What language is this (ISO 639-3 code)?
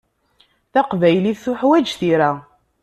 kab